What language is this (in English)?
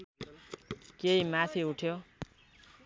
Nepali